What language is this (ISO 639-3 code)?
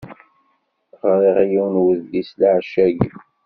kab